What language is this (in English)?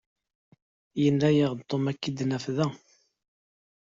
Kabyle